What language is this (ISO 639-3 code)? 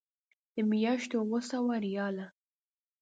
pus